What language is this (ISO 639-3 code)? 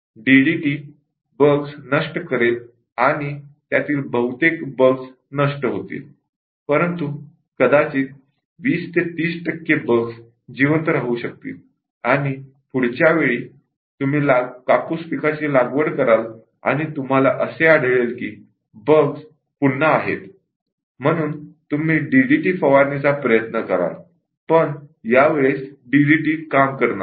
mar